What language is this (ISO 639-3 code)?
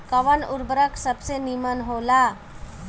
bho